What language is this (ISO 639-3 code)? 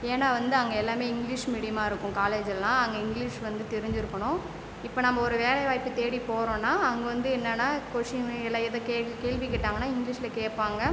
tam